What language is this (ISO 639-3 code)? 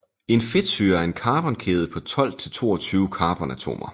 dan